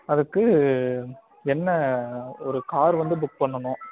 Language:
Tamil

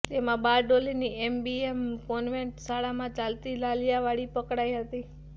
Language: Gujarati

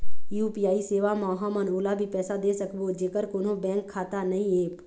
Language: Chhattisgarhi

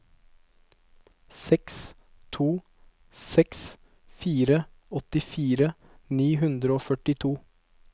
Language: Norwegian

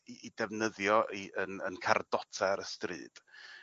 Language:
Welsh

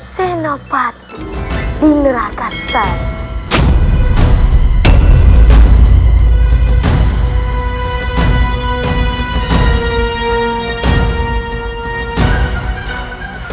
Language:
Indonesian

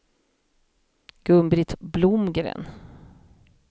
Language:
Swedish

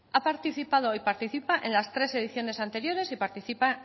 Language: Spanish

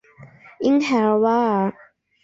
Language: Chinese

